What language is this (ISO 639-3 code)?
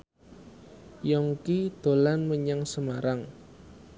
jav